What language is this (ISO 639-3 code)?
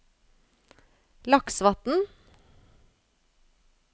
nor